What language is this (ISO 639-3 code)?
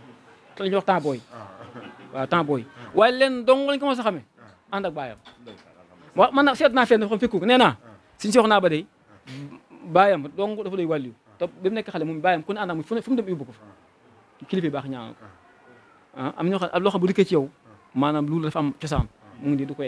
ara